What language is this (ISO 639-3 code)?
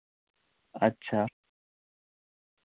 doi